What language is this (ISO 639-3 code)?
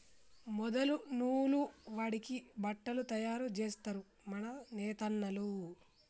tel